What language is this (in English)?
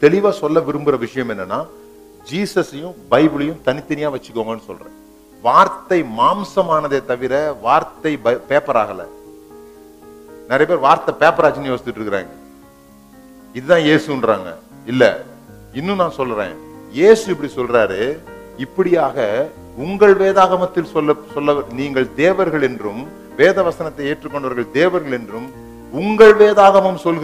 Tamil